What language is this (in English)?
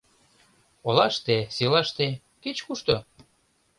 Mari